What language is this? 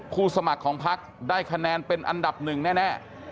Thai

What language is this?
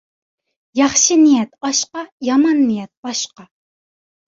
Uyghur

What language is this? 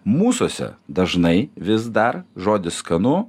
Lithuanian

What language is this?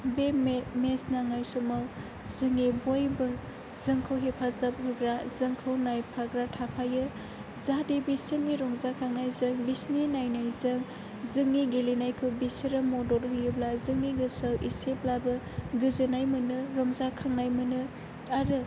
Bodo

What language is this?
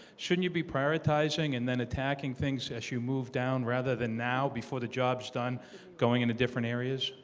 English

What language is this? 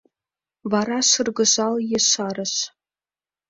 Mari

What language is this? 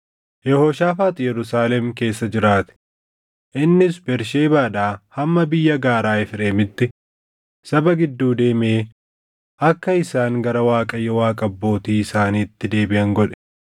Oromo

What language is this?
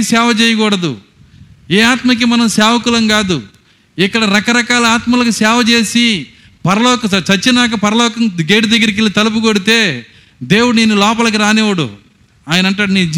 Telugu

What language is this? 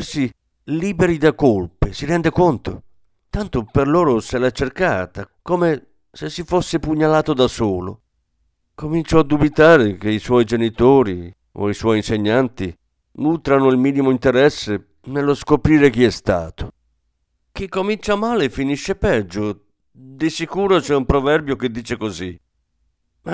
Italian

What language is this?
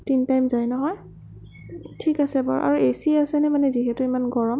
Assamese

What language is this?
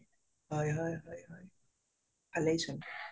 Assamese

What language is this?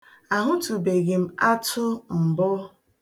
Igbo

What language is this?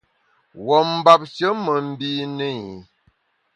Bamun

